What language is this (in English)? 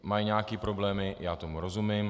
Czech